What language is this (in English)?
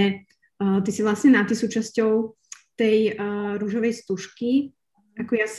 Slovak